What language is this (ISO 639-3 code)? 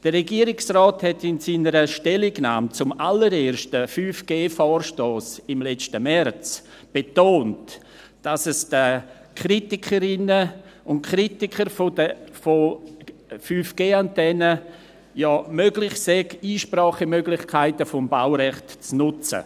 gsw